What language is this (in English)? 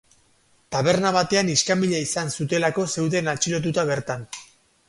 Basque